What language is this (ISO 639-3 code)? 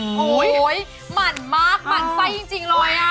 tha